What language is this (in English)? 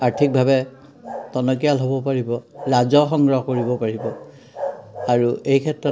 Assamese